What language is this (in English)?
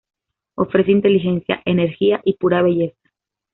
Spanish